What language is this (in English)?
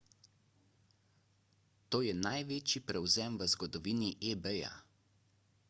Slovenian